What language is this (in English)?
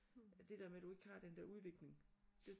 Danish